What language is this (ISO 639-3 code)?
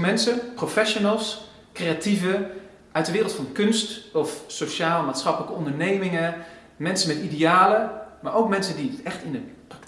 nld